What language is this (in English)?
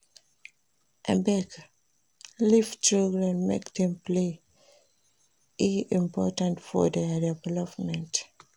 Nigerian Pidgin